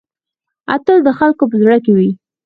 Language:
Pashto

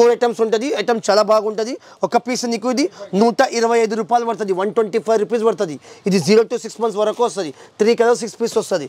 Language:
Hindi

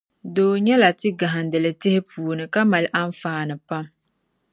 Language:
Dagbani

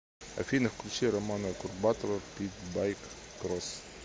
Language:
Russian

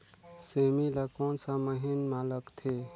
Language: Chhattisgarhi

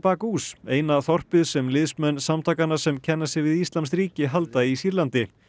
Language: Icelandic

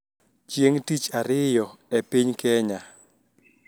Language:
Luo (Kenya and Tanzania)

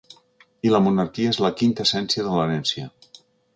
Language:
Catalan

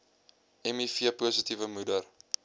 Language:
Afrikaans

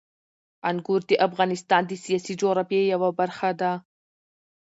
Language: Pashto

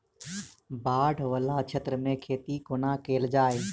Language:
Maithili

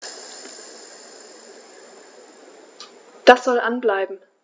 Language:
German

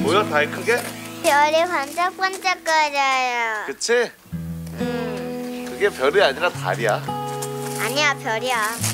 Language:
Korean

